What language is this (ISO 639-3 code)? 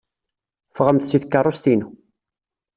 kab